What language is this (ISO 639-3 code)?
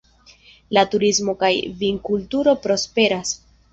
epo